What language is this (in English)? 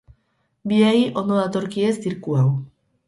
Basque